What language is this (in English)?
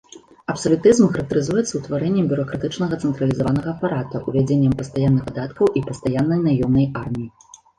Belarusian